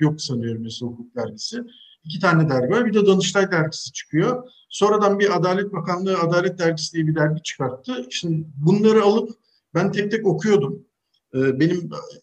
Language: Turkish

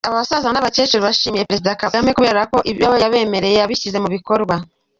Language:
Kinyarwanda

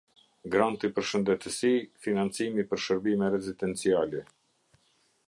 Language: Albanian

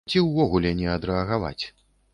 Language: Belarusian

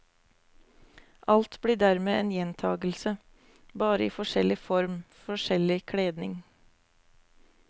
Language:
Norwegian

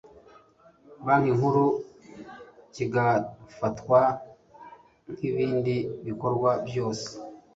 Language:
Kinyarwanda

